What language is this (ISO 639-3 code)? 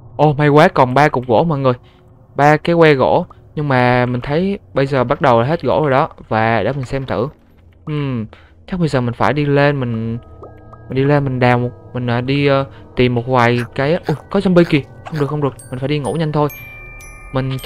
vie